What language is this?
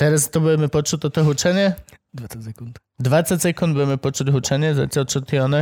Slovak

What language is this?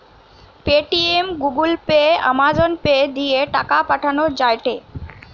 Bangla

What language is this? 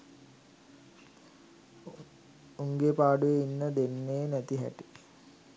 Sinhala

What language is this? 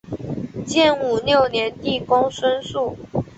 Chinese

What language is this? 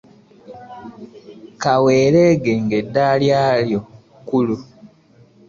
Ganda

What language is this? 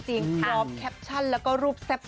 Thai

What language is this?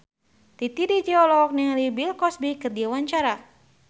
Sundanese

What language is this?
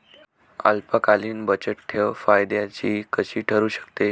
Marathi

